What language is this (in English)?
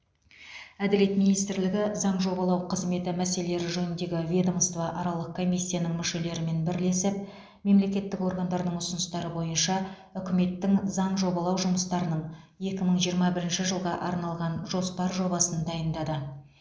Kazakh